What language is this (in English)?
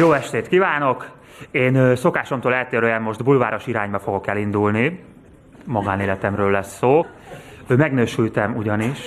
Hungarian